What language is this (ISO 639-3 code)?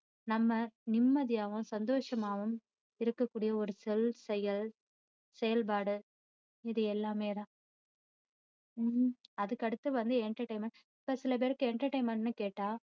tam